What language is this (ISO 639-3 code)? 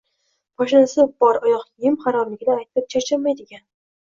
uzb